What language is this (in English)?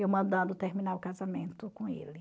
Portuguese